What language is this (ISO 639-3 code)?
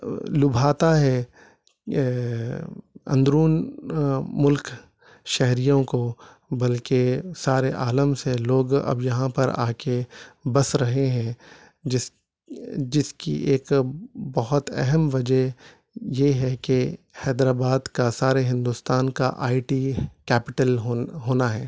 urd